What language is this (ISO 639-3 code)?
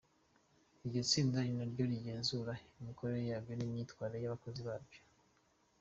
kin